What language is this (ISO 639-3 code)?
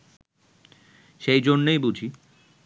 ben